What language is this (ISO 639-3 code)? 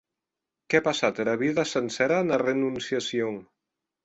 oci